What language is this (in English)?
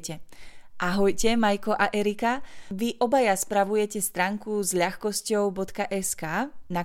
Slovak